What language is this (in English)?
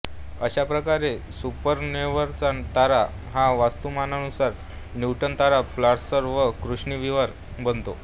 Marathi